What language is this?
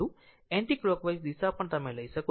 Gujarati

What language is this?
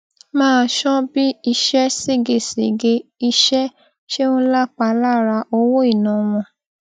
Yoruba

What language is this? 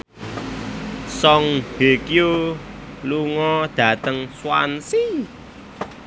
Javanese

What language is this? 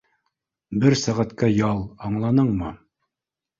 Bashkir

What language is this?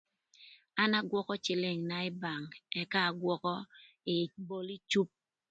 Thur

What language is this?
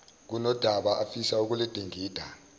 Zulu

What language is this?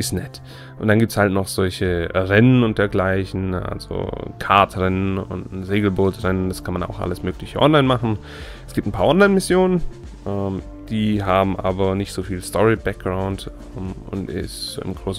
German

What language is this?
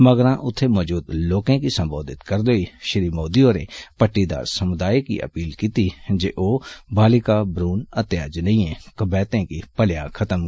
Dogri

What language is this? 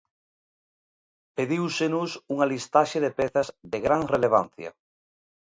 Galician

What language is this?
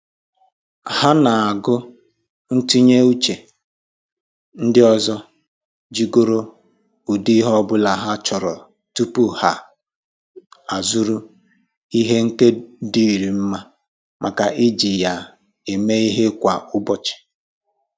Igbo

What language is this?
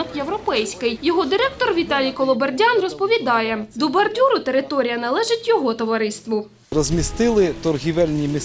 Ukrainian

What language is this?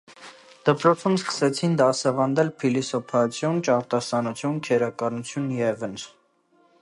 Armenian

